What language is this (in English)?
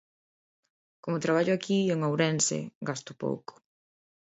Galician